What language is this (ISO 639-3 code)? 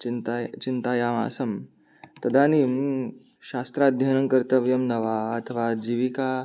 san